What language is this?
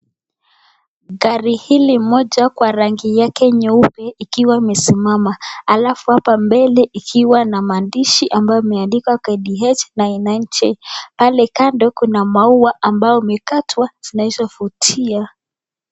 Swahili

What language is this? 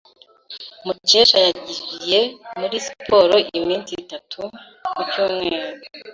Kinyarwanda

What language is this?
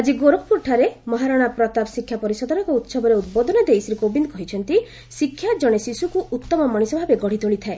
Odia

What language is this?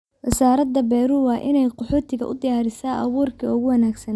Somali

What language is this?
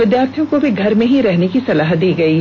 Hindi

